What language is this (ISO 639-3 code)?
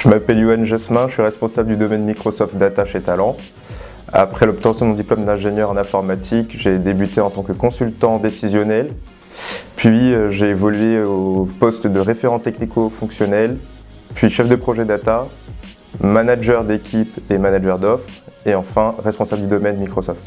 fra